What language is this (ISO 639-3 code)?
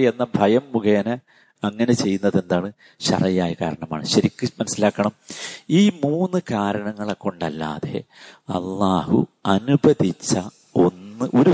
mal